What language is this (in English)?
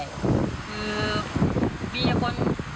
Thai